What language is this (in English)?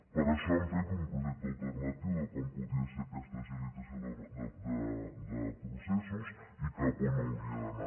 Catalan